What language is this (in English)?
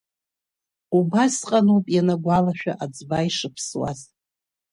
Abkhazian